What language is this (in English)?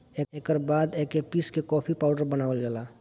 Bhojpuri